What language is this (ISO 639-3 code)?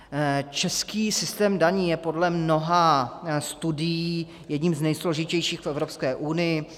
ces